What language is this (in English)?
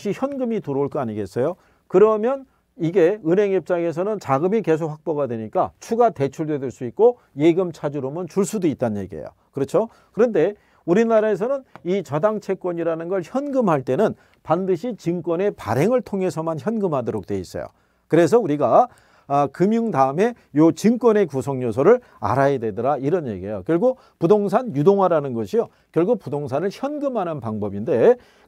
Korean